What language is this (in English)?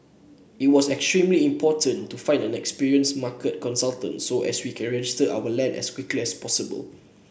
English